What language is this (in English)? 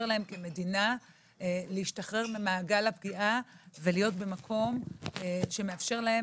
Hebrew